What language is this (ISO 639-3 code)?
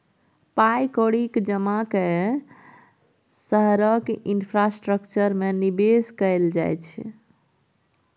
mai